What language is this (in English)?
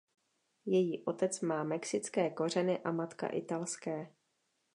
Czech